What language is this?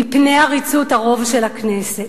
Hebrew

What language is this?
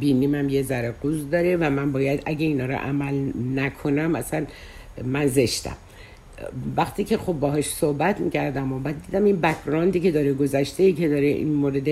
Persian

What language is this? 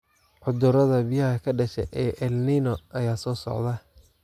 Somali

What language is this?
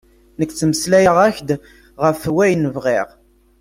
Kabyle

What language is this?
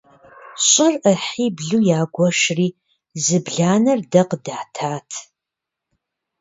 Kabardian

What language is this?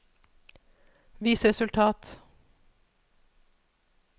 Norwegian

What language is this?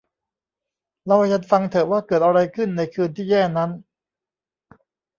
Thai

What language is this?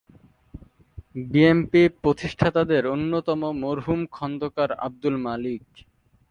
Bangla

